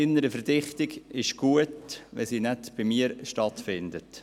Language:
Swiss German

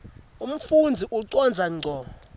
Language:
Swati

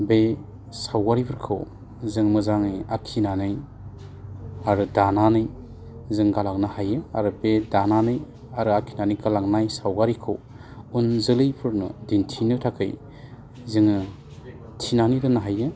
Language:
Bodo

